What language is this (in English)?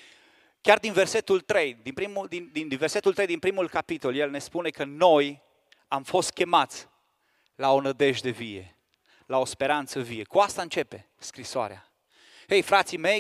Romanian